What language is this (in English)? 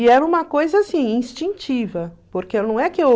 Portuguese